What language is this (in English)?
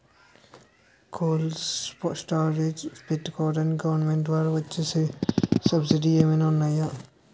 Telugu